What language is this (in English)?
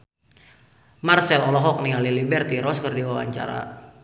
Sundanese